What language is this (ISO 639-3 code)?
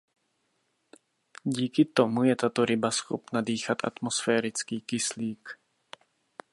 ces